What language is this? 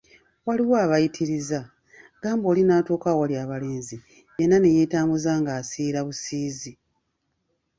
Ganda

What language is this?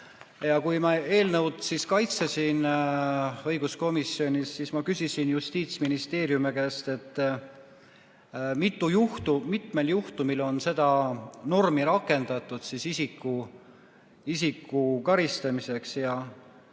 Estonian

